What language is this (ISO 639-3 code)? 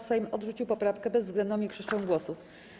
pol